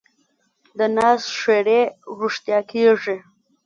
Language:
Pashto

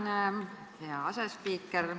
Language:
Estonian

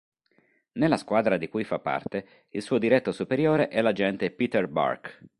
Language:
Italian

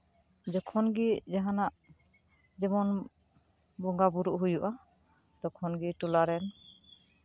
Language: Santali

